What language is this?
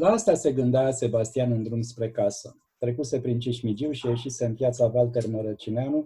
Romanian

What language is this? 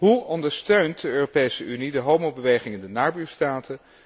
Dutch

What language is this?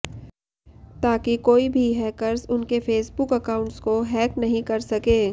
Hindi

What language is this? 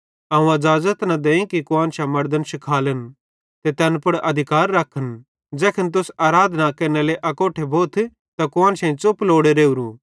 Bhadrawahi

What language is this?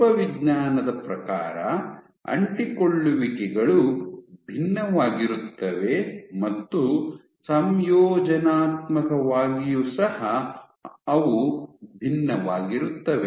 Kannada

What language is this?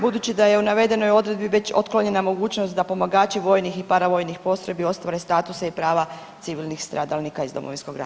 Croatian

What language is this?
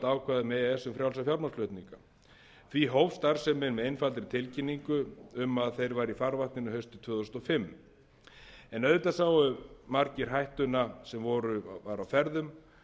Icelandic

